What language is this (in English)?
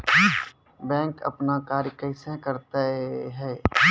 Maithili